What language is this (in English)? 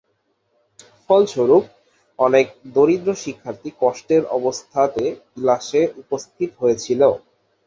Bangla